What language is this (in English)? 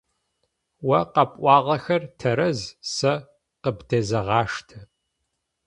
Adyghe